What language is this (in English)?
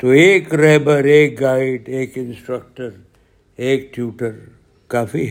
Urdu